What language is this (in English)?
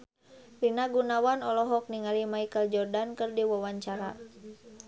Sundanese